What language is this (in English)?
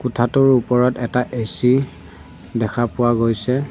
Assamese